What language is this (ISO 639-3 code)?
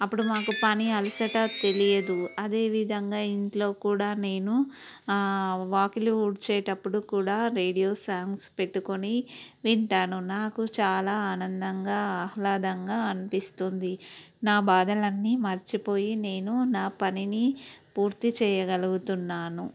tel